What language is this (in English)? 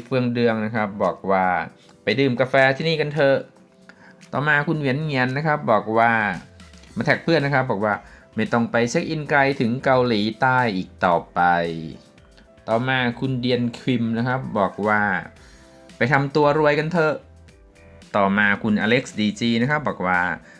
Thai